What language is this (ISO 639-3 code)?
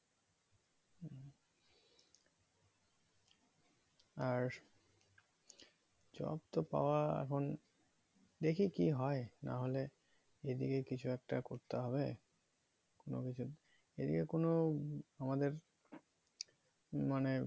ben